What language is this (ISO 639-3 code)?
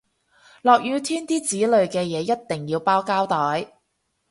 yue